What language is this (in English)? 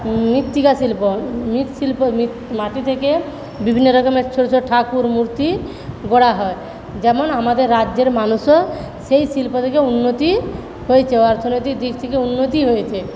Bangla